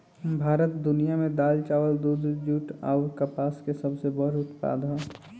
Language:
Bhojpuri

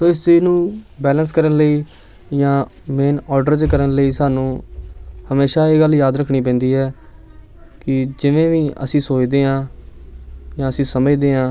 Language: Punjabi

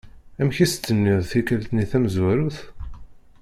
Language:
Kabyle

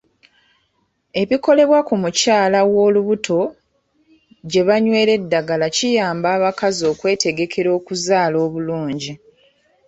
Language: Ganda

